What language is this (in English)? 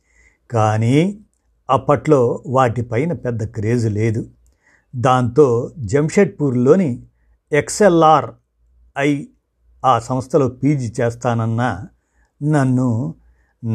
Telugu